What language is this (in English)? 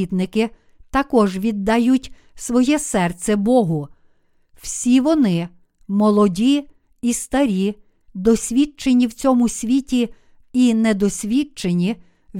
Ukrainian